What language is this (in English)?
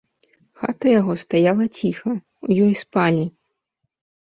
Belarusian